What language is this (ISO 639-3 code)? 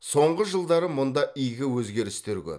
kaz